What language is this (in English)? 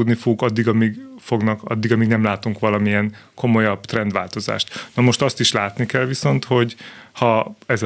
Hungarian